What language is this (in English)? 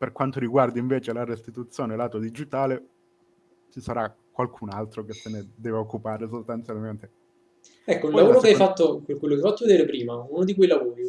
Italian